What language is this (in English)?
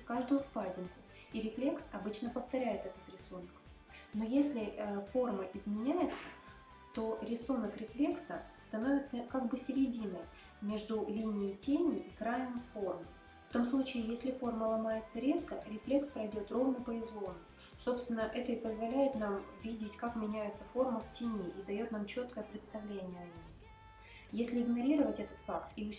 Russian